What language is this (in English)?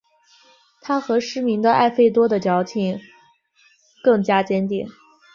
Chinese